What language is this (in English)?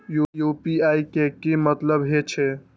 Maithili